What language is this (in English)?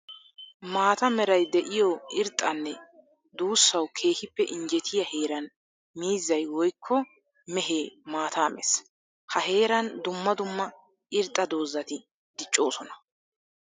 Wolaytta